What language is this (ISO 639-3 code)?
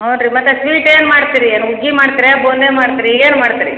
kan